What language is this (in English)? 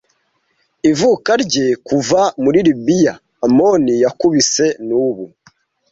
Kinyarwanda